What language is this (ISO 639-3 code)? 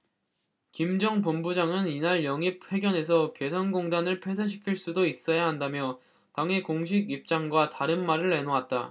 kor